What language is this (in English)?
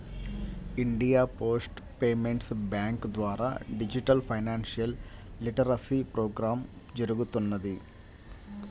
Telugu